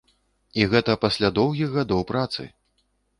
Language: Belarusian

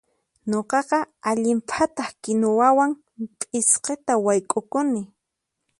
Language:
Puno Quechua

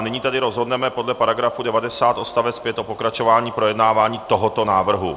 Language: Czech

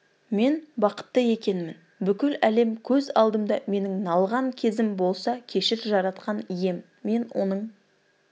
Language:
Kazakh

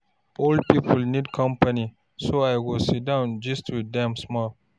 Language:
Nigerian Pidgin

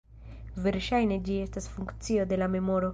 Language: Esperanto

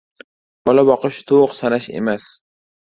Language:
Uzbek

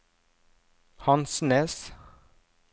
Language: Norwegian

